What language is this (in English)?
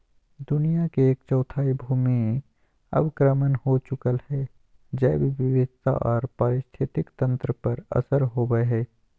Magahi